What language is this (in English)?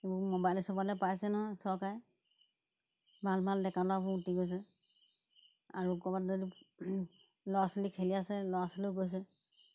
Assamese